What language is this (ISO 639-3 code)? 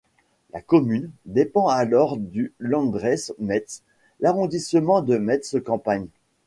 fra